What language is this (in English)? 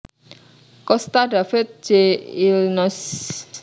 Javanese